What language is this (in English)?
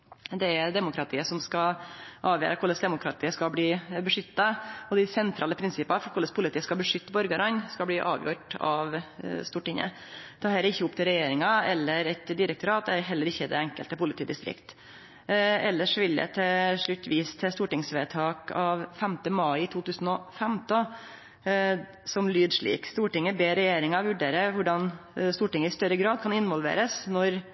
Norwegian Nynorsk